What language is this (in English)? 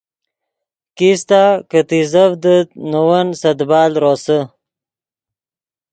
Yidgha